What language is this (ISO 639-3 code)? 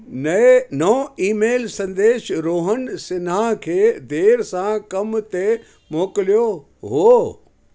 snd